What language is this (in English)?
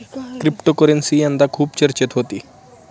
Marathi